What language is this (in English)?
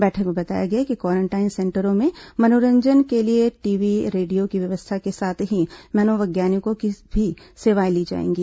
Hindi